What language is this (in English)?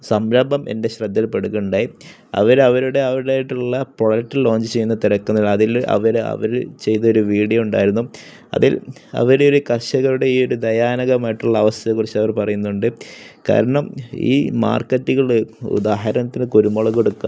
Malayalam